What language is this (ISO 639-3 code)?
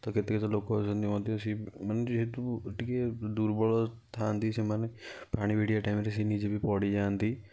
ori